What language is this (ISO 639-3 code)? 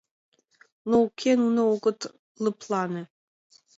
chm